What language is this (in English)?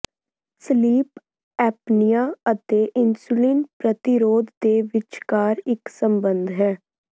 Punjabi